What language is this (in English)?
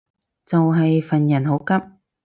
Cantonese